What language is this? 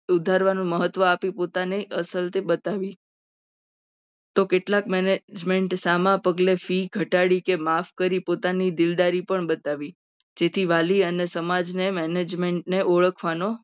Gujarati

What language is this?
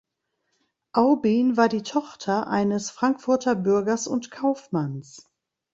German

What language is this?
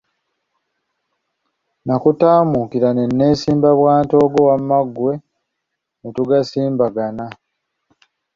Ganda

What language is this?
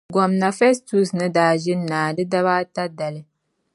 Dagbani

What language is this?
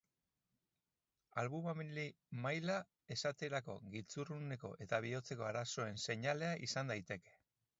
Basque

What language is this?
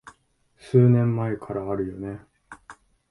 Japanese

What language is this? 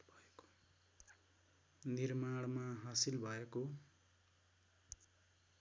Nepali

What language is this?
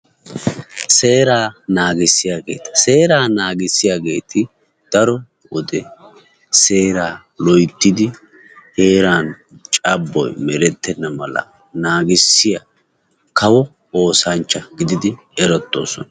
Wolaytta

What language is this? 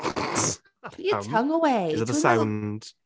Welsh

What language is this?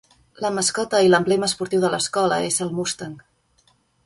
Catalan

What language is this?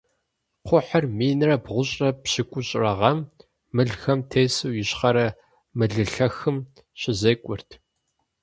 Kabardian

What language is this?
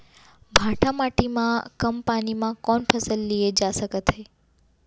Chhattisgarhi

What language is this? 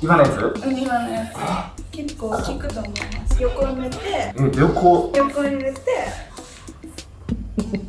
Japanese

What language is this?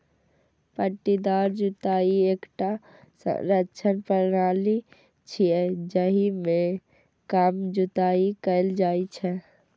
Maithili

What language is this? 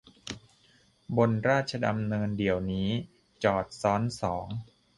Thai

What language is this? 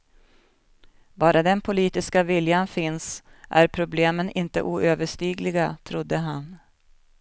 Swedish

